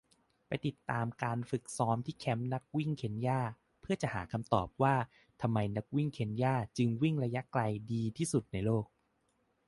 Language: Thai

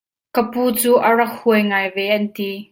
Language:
Hakha Chin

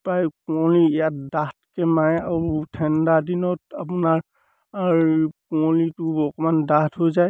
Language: Assamese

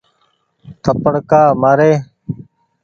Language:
Goaria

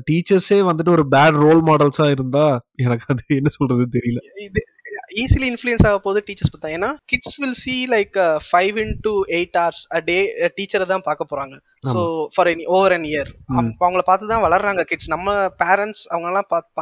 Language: Tamil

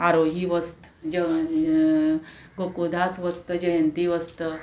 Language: Konkani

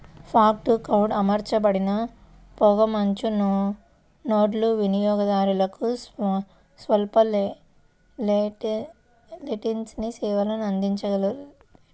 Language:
Telugu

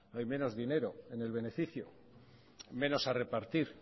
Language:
Spanish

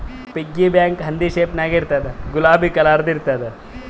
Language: Kannada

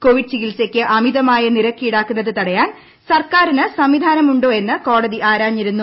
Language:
Malayalam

